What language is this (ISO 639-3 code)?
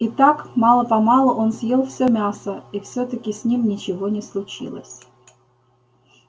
rus